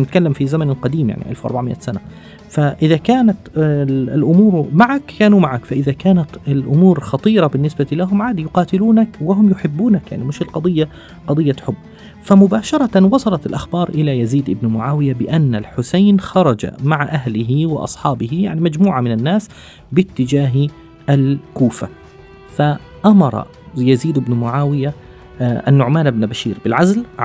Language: Arabic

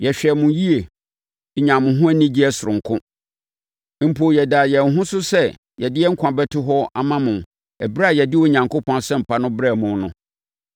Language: Akan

